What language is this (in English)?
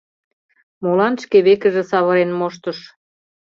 Mari